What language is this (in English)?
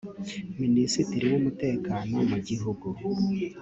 Kinyarwanda